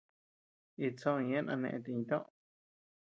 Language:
Tepeuxila Cuicatec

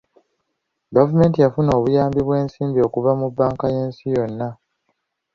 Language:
Ganda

